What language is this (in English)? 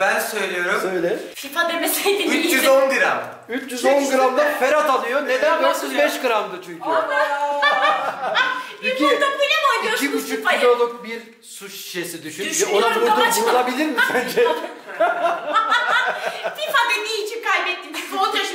Turkish